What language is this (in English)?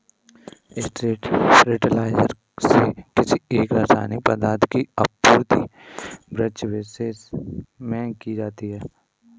Hindi